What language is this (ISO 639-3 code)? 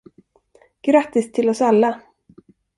swe